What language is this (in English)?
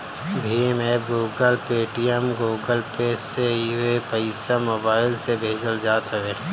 Bhojpuri